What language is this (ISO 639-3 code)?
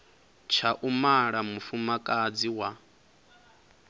ven